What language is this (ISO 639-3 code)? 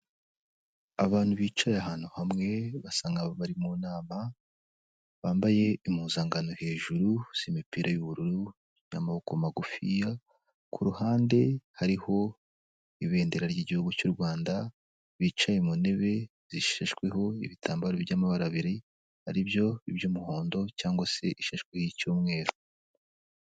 kin